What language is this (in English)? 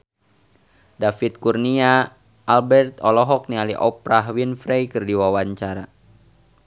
Sundanese